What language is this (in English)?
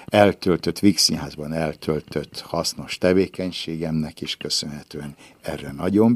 Hungarian